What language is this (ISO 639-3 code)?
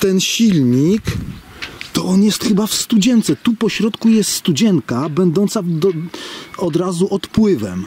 pol